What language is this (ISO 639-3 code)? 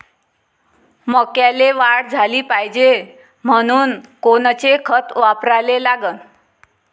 mar